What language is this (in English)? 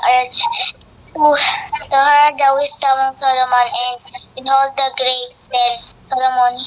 Filipino